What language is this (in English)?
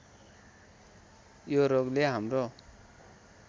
Nepali